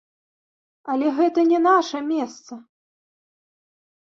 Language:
Belarusian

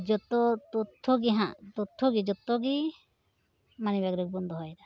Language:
Santali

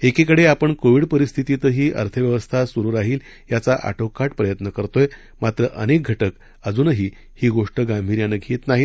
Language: Marathi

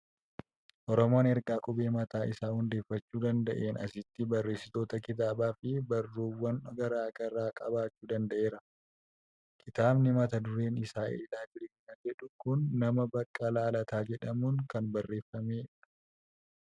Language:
Oromo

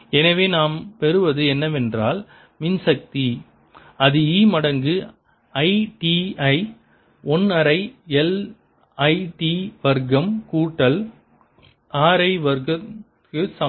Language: Tamil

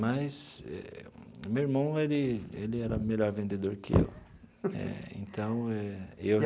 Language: Portuguese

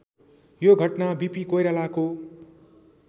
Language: Nepali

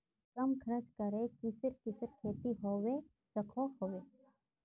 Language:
Magahi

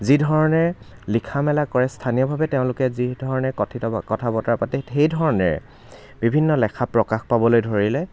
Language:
Assamese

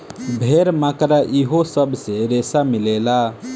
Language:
Bhojpuri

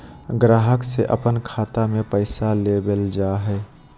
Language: Magahi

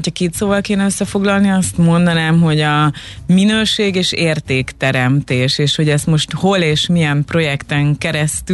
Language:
Hungarian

